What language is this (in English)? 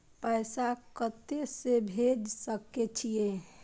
Maithili